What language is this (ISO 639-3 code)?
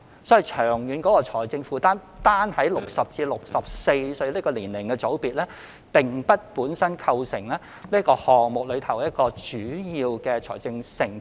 yue